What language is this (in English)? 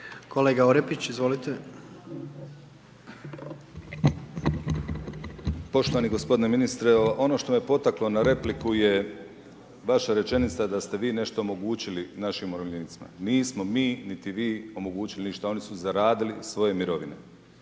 Croatian